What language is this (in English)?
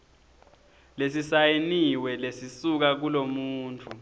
Swati